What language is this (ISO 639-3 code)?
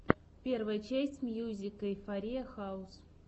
rus